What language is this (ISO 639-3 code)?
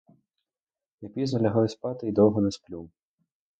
ukr